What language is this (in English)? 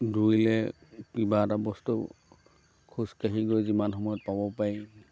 Assamese